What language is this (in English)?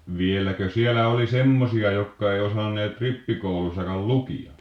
Finnish